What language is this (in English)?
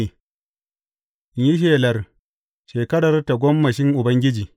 Hausa